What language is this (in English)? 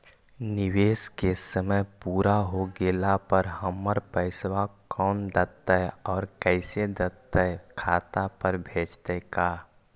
Magahi